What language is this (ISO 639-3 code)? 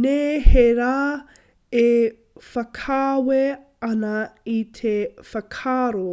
mri